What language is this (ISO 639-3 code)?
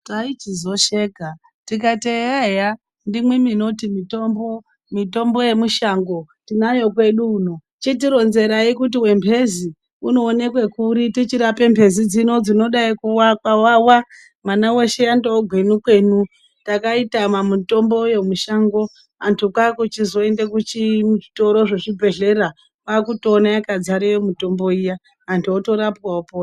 ndc